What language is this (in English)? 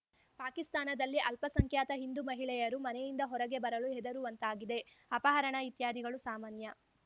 Kannada